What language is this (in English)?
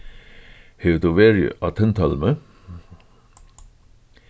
Faroese